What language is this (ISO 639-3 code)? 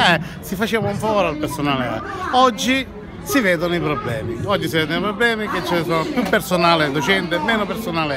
ita